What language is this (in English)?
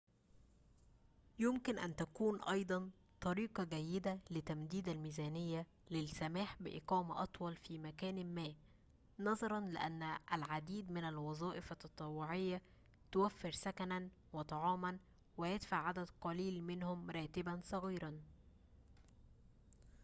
Arabic